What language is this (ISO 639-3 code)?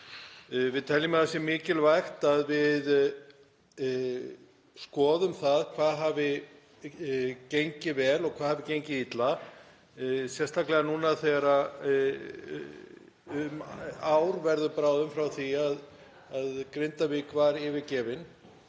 isl